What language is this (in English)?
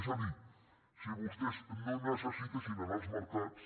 Catalan